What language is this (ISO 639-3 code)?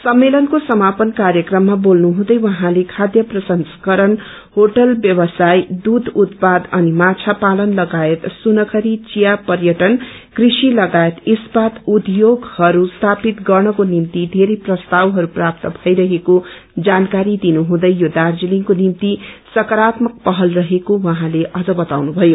nep